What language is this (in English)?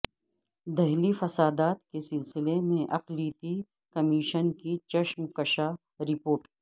Urdu